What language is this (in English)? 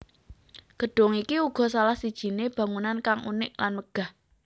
Javanese